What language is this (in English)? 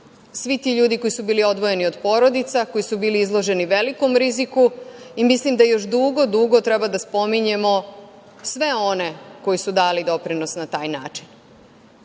Serbian